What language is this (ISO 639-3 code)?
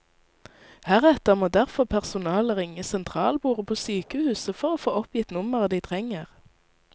nor